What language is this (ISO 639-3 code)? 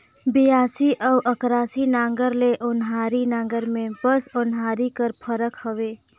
hne